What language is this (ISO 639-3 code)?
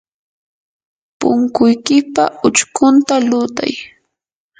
qur